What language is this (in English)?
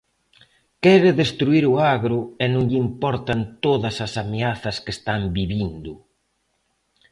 Galician